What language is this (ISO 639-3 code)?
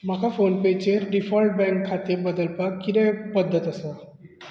kok